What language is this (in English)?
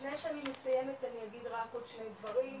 Hebrew